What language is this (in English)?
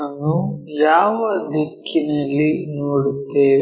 Kannada